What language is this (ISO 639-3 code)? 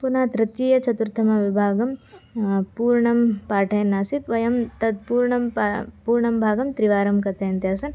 san